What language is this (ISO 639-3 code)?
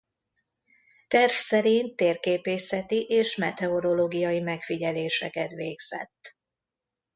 hun